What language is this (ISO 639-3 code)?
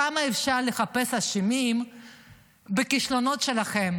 heb